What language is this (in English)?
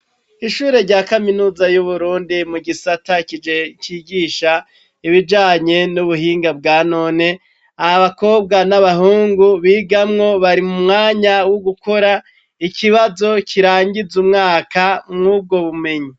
Rundi